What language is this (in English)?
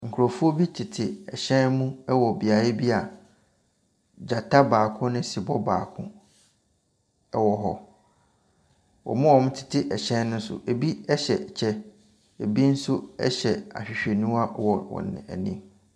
Akan